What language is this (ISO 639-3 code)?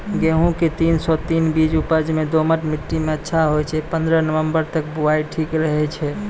mai